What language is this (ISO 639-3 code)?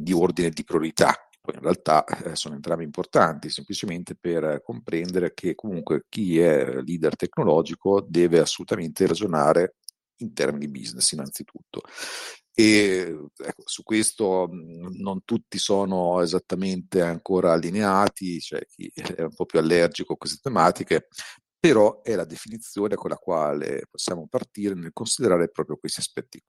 ita